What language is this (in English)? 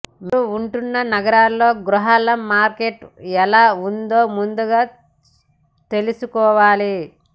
Telugu